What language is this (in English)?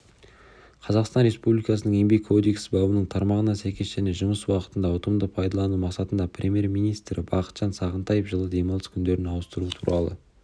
Kazakh